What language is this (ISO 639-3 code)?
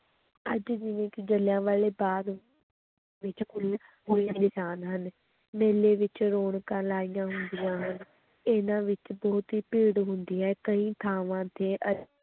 pan